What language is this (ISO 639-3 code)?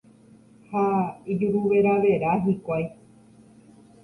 grn